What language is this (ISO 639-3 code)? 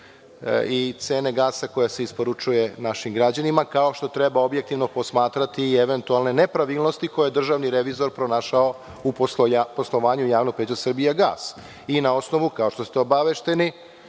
srp